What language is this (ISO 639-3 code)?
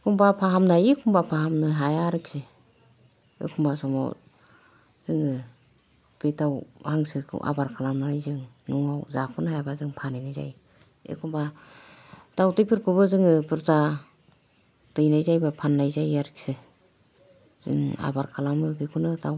brx